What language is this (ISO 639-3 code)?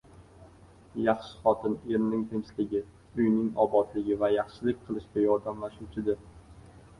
uzb